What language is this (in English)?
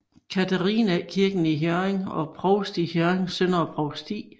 Danish